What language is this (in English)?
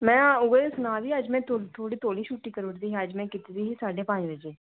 Dogri